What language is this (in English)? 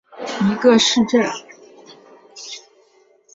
Chinese